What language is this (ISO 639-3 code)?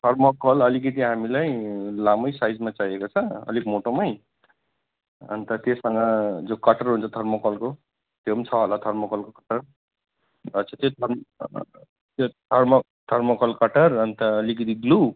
nep